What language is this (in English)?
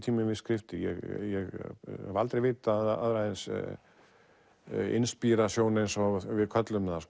Icelandic